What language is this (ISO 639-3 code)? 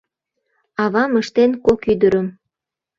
chm